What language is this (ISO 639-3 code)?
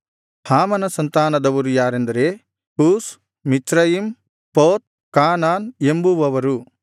kan